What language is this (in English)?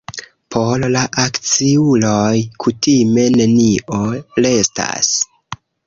Esperanto